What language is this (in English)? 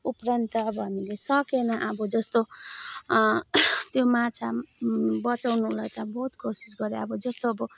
Nepali